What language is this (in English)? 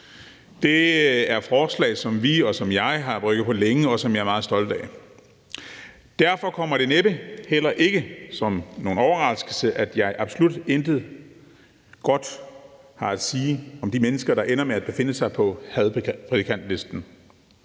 Danish